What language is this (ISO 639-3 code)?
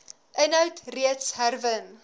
afr